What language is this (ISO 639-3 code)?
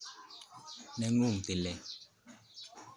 kln